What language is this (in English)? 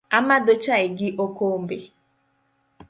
Luo (Kenya and Tanzania)